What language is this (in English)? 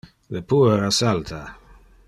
Interlingua